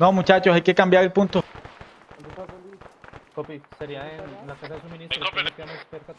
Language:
Spanish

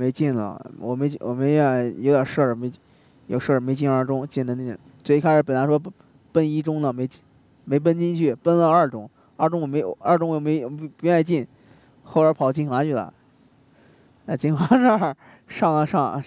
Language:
Chinese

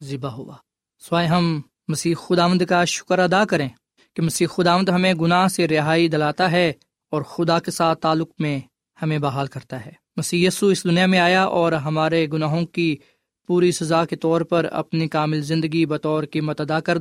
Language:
Urdu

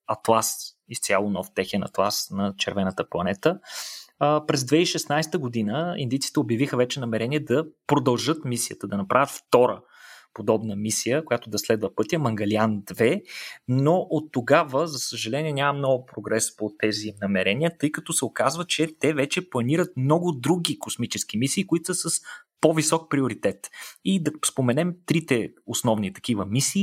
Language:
Bulgarian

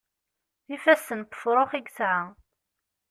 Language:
Kabyle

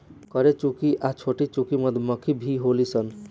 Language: Bhojpuri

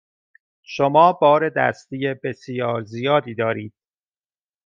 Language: Persian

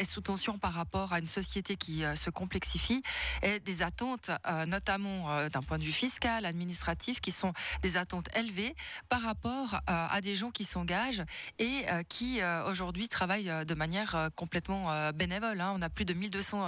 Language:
French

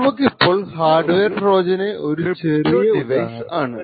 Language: Malayalam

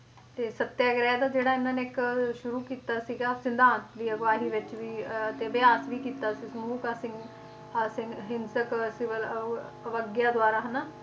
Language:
Punjabi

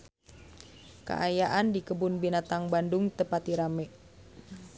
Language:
Sundanese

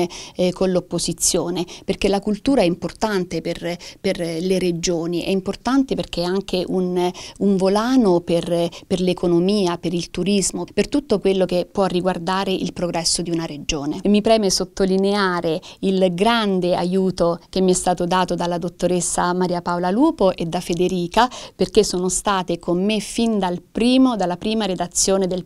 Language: Italian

